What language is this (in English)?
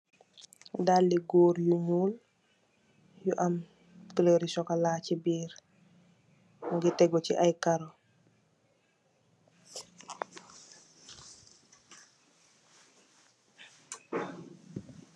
Wolof